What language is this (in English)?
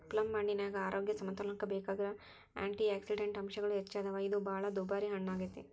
Kannada